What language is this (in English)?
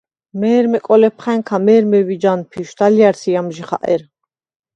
Svan